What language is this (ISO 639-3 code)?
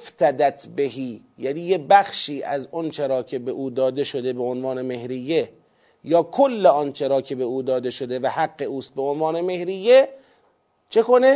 fas